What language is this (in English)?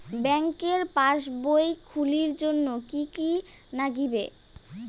Bangla